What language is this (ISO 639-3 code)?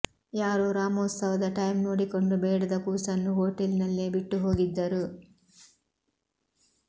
kan